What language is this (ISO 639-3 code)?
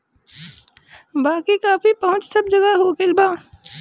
bho